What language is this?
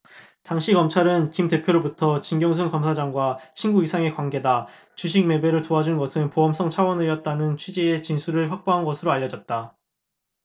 Korean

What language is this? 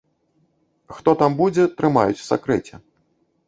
Belarusian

